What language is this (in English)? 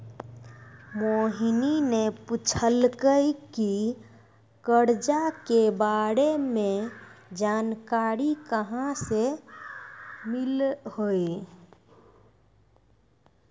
Maithili